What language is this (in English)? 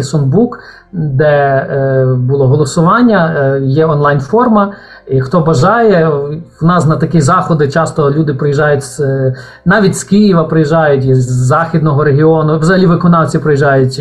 Ukrainian